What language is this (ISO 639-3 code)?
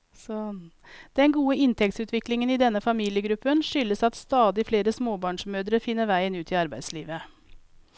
nor